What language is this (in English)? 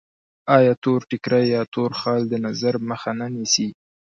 Pashto